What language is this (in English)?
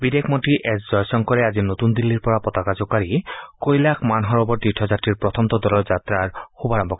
Assamese